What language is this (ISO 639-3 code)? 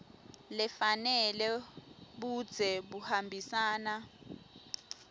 ssw